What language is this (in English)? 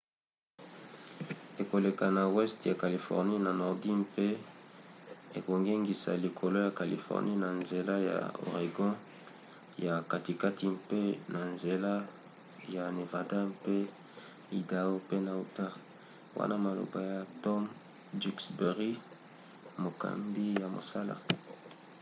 Lingala